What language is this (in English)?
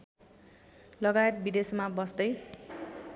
Nepali